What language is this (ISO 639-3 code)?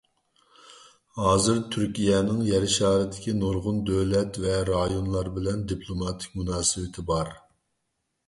uig